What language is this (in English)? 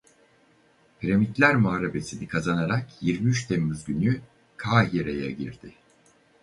Turkish